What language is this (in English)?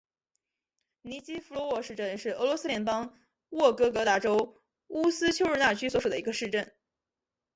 Chinese